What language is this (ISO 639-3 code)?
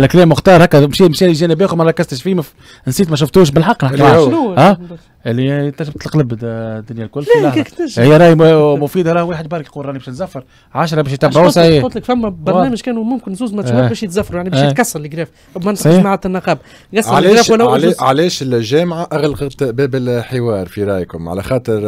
ara